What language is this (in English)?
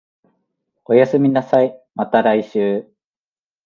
Japanese